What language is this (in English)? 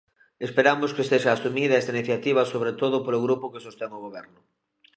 Galician